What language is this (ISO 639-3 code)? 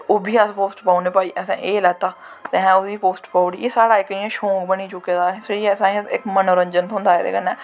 doi